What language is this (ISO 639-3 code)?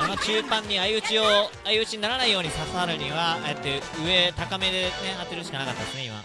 jpn